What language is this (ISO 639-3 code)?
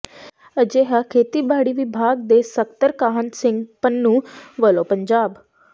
pan